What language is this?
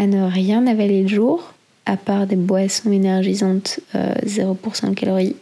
French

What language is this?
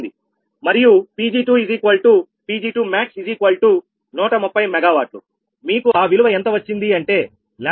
Telugu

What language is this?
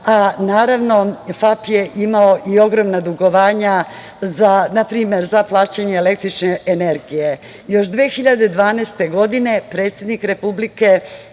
Serbian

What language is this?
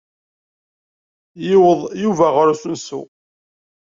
Kabyle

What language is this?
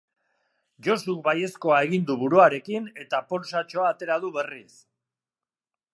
Basque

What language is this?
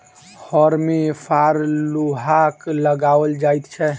Maithili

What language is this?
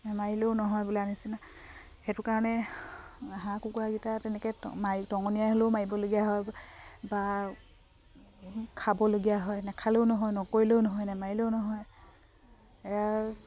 Assamese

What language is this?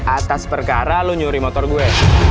Indonesian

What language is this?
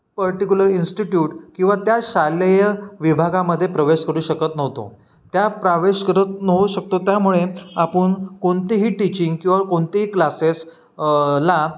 Marathi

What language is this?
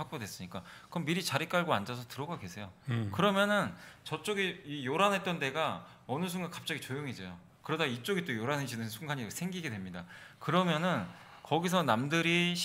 Korean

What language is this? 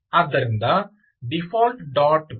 Kannada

